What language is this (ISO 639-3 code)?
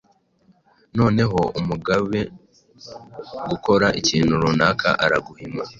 kin